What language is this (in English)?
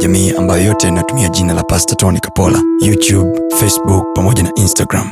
Swahili